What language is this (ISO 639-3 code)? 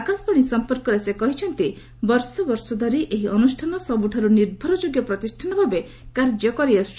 ori